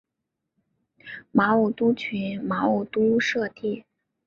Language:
Chinese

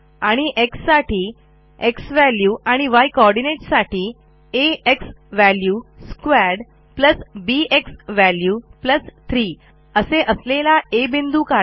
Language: Marathi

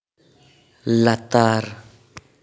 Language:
Santali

